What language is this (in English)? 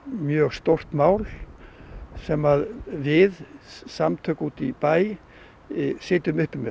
Icelandic